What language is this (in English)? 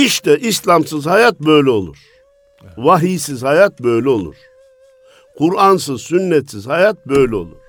Turkish